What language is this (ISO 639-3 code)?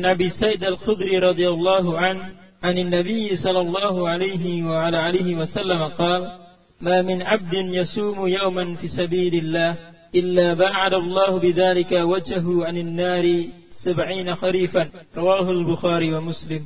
msa